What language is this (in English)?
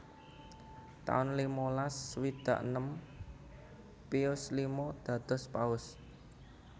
Javanese